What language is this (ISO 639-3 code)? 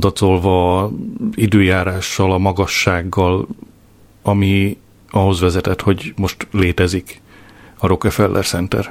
hun